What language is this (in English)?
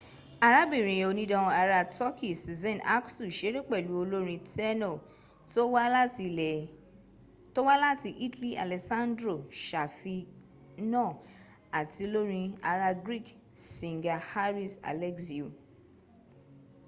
Yoruba